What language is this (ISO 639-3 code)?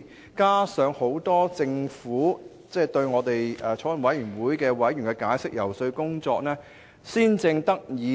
yue